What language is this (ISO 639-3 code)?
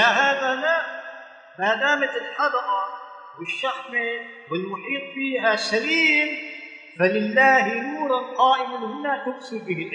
ara